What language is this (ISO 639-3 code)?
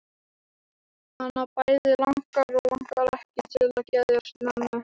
isl